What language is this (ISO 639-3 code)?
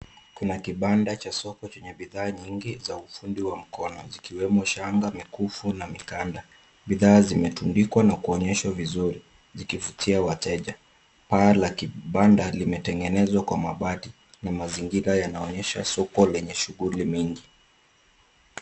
swa